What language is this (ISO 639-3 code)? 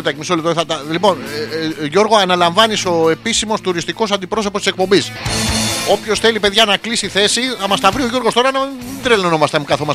ell